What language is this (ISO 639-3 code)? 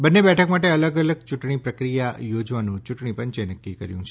guj